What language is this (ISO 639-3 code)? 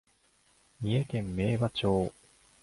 jpn